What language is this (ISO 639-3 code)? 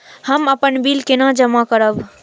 mai